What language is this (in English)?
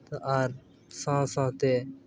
Santali